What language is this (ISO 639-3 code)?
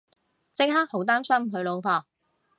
yue